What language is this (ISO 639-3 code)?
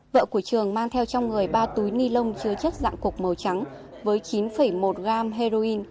vie